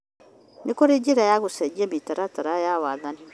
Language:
Kikuyu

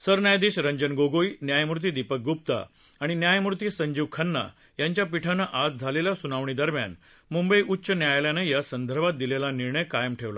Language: Marathi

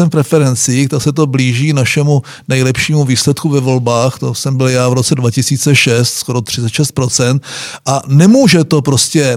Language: Czech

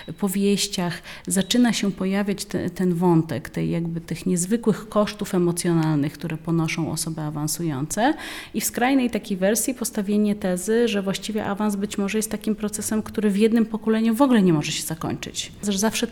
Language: Polish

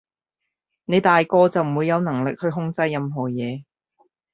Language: Cantonese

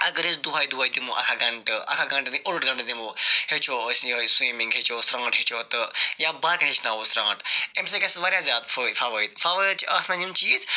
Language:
Kashmiri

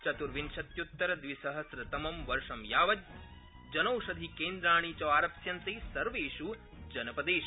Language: Sanskrit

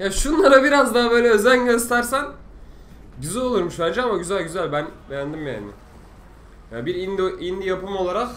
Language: Turkish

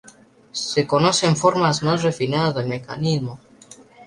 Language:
Spanish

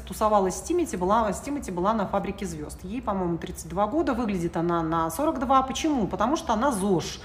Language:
Russian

